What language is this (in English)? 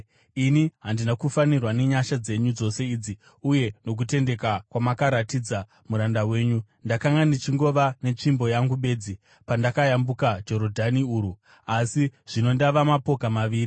Shona